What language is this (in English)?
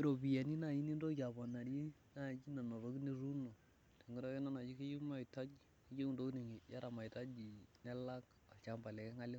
Masai